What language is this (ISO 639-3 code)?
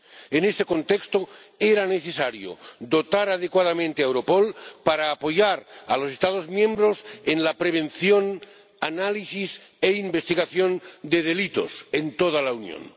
spa